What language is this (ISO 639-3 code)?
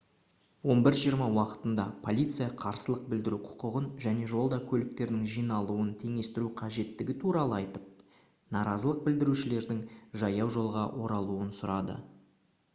kaz